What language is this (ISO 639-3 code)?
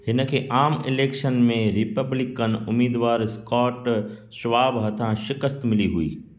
snd